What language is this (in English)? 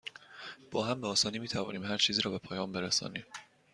Persian